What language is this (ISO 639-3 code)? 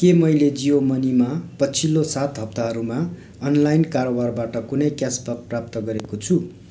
nep